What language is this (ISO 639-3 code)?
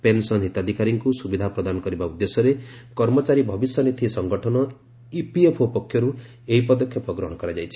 ori